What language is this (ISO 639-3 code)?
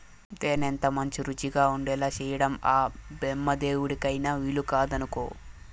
tel